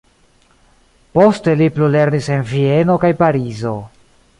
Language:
Esperanto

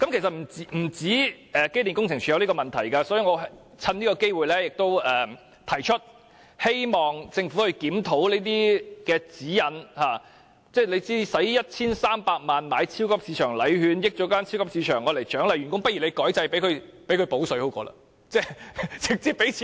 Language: Cantonese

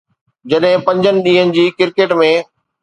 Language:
Sindhi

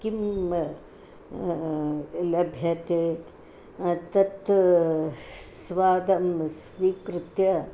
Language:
Sanskrit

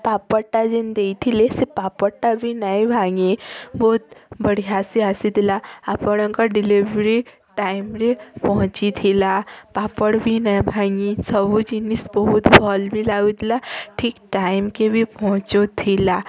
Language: Odia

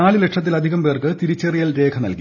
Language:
Malayalam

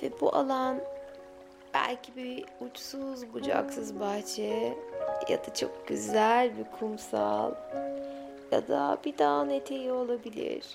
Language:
Turkish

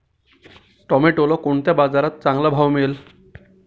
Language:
Marathi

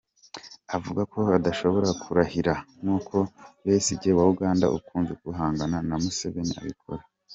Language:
Kinyarwanda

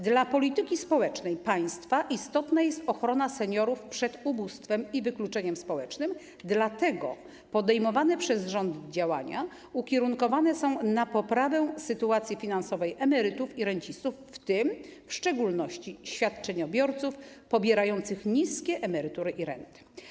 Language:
Polish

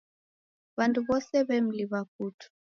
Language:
Taita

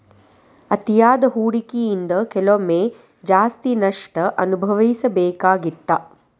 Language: Kannada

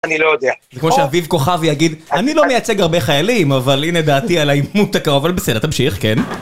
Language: Hebrew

